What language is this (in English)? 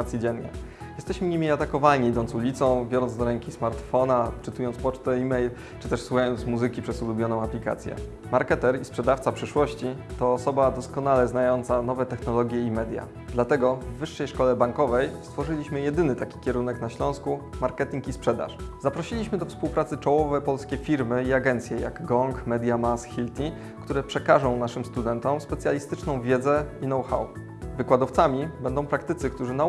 Polish